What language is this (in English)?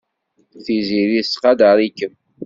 Kabyle